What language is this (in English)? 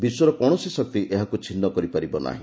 Odia